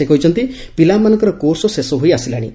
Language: Odia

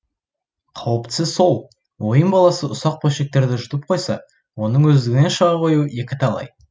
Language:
Kazakh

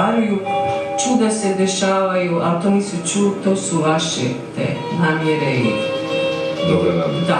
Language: Romanian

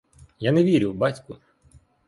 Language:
Ukrainian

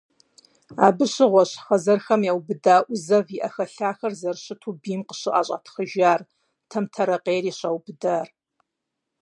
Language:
Kabardian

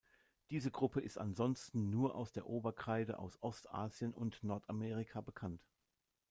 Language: German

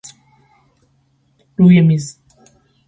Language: Persian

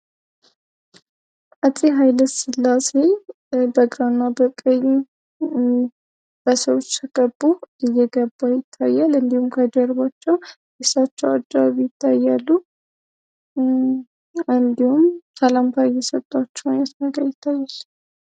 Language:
Amharic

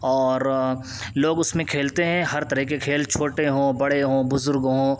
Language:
Urdu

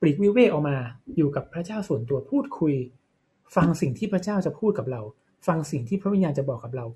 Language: Thai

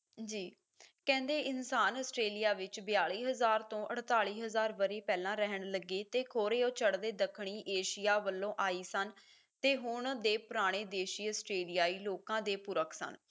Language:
Punjabi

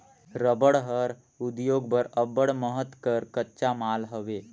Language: Chhattisgarhi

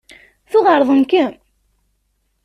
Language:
Kabyle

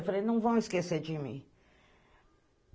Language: Portuguese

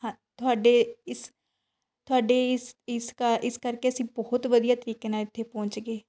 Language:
Punjabi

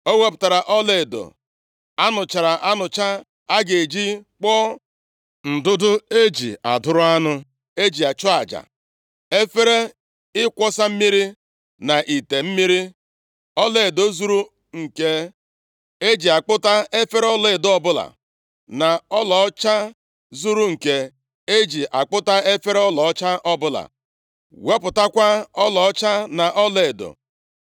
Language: Igbo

